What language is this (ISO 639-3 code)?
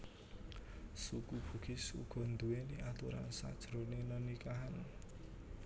jav